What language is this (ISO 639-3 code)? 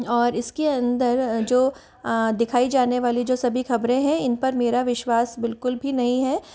hin